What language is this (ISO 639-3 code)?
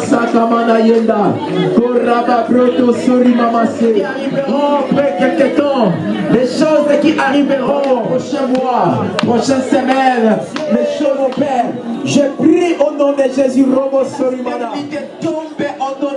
fra